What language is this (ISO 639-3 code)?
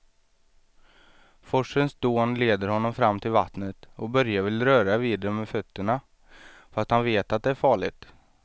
swe